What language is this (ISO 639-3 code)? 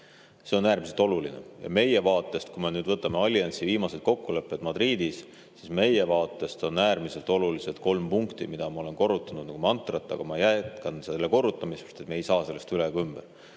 est